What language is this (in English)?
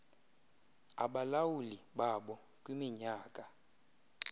Xhosa